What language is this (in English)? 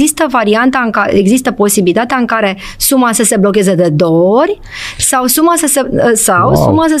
Romanian